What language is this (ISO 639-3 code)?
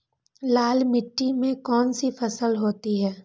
mag